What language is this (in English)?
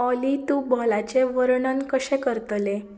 Konkani